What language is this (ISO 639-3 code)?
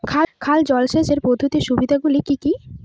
ben